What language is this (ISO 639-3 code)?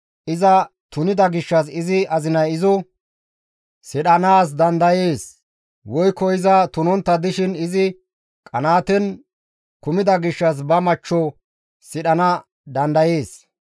gmv